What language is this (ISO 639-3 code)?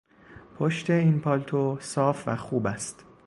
fas